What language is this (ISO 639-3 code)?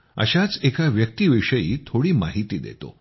mar